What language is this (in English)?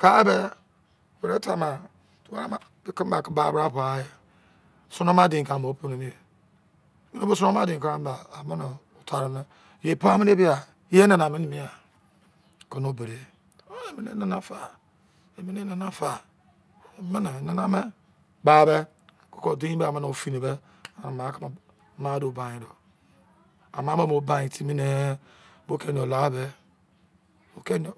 Izon